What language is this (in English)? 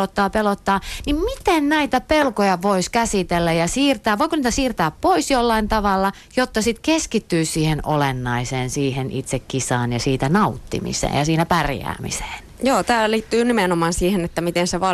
Finnish